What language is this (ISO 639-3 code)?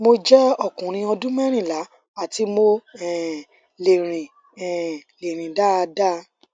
yor